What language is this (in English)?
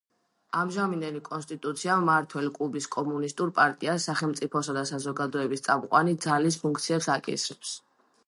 Georgian